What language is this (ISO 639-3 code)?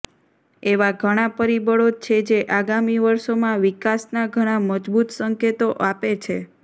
guj